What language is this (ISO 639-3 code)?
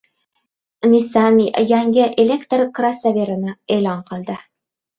uzb